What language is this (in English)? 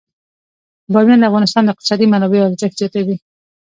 Pashto